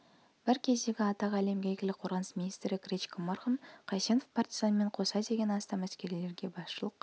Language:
Kazakh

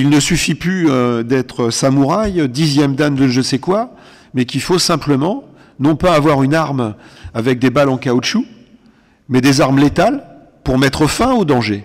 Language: French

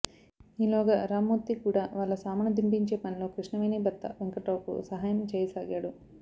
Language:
Telugu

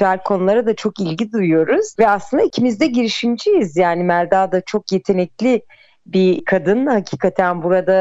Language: Turkish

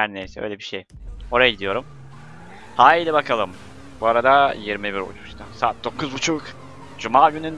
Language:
Turkish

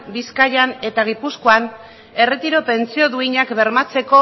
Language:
Basque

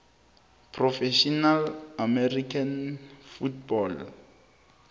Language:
South Ndebele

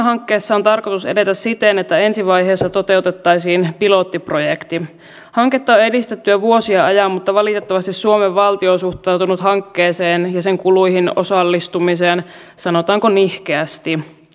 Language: Finnish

